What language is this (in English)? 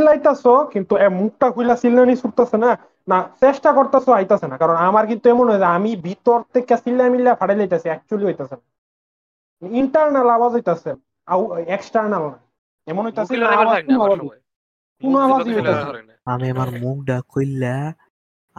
Bangla